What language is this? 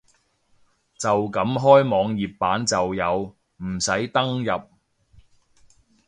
Cantonese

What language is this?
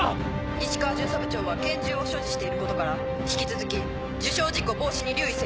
Japanese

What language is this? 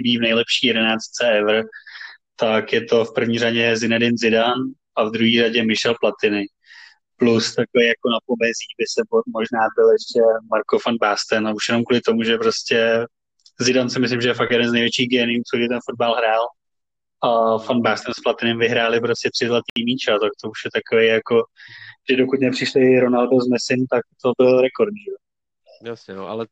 Czech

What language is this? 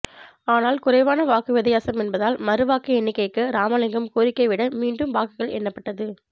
Tamil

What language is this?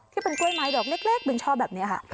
Thai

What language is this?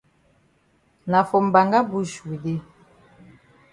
Cameroon Pidgin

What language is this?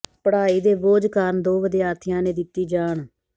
Punjabi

